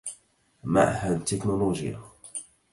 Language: Arabic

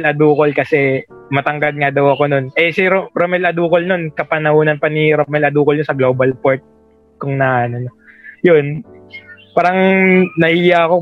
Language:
Filipino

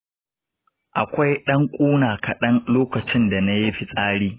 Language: Hausa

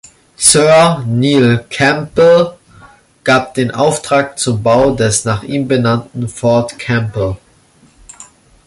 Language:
German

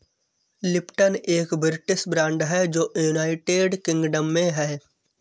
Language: Hindi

